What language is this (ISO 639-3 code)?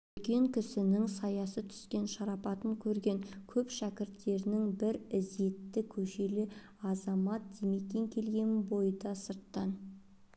kaz